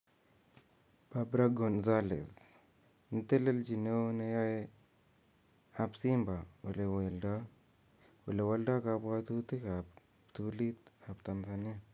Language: Kalenjin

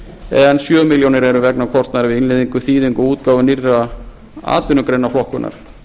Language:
Icelandic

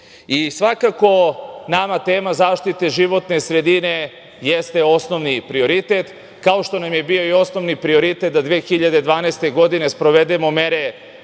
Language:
Serbian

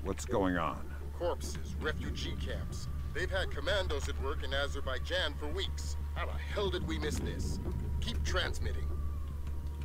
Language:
German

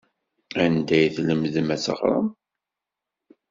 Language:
Kabyle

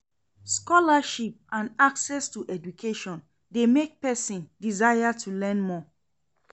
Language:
Nigerian Pidgin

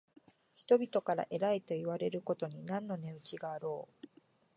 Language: Japanese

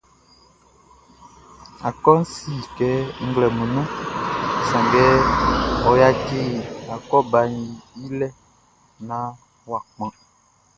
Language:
Baoulé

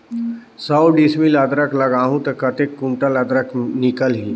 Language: Chhattisgarhi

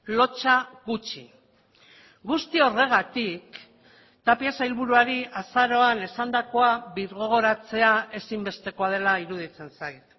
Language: Basque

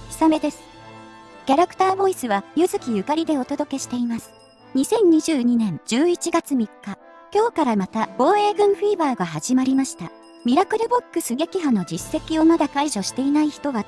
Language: Japanese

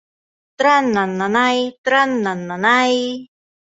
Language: Bashkir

